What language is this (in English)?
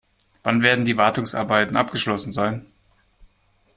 German